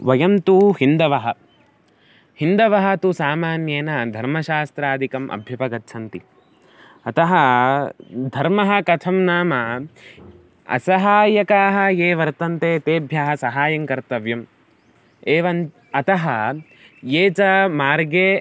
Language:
Sanskrit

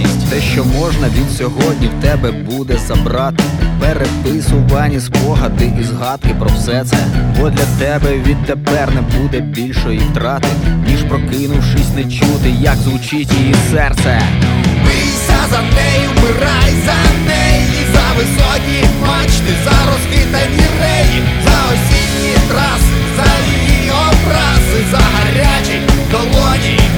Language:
Ukrainian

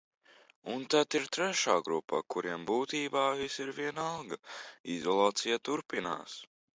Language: Latvian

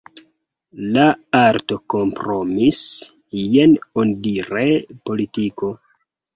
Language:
Esperanto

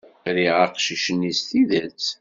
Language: Kabyle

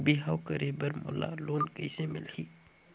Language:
Chhattisgarhi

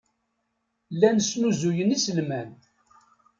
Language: Kabyle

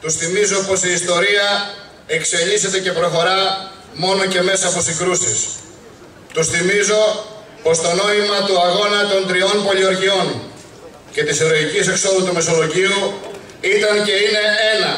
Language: Greek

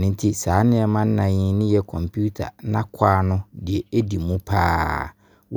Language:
Abron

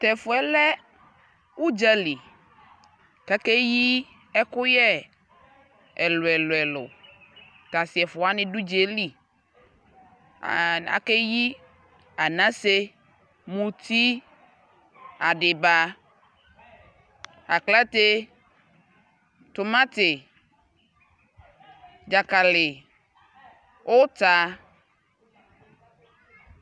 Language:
Ikposo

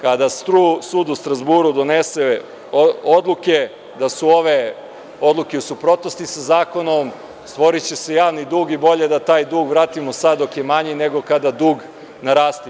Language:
Serbian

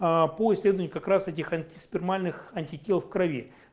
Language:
Russian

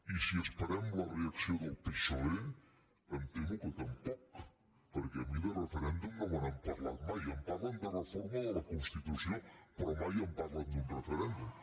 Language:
Catalan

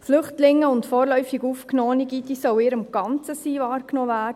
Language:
Swiss German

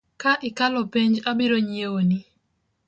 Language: Luo (Kenya and Tanzania)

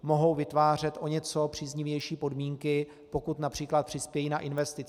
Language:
Czech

